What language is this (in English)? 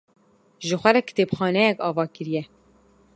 Kurdish